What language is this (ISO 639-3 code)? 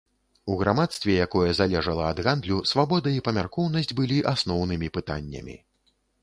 bel